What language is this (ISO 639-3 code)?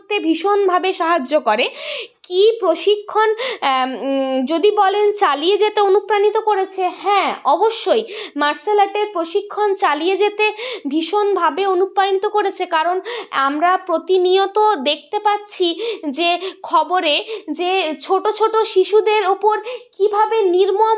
ben